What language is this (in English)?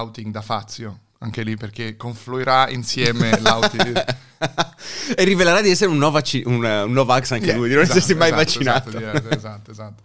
Italian